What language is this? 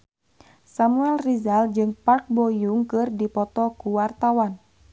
Sundanese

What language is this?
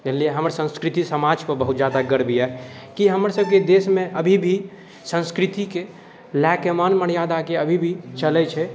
Maithili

